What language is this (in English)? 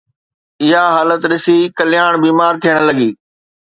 Sindhi